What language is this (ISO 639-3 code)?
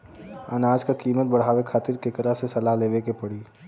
bho